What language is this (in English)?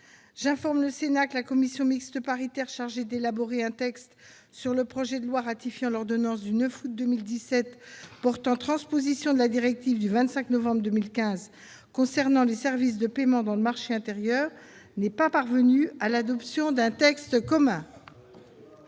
French